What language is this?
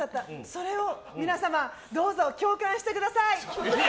Japanese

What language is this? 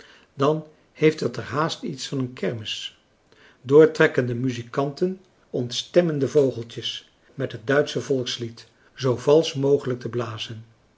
Dutch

